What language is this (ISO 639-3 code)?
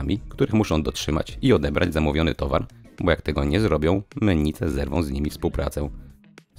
pol